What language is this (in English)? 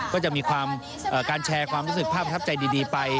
Thai